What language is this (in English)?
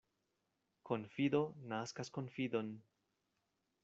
Esperanto